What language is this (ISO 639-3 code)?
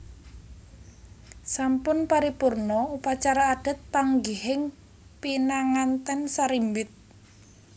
jav